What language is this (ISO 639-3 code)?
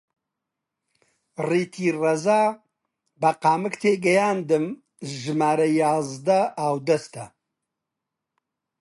ckb